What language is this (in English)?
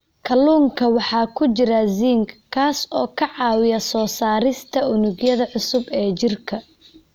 Somali